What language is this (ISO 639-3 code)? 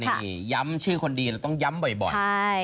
tha